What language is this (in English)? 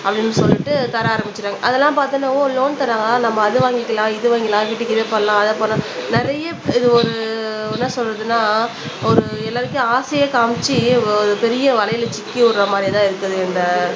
Tamil